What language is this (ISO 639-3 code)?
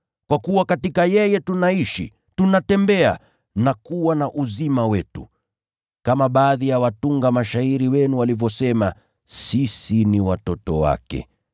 swa